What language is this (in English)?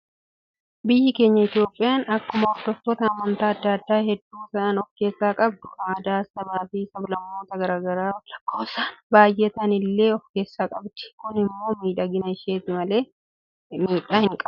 Oromo